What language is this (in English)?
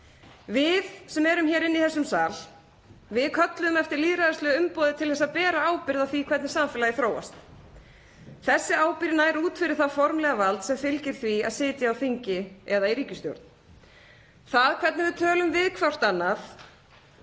Icelandic